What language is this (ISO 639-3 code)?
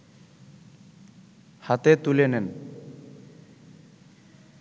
ben